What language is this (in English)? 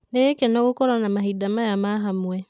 Kikuyu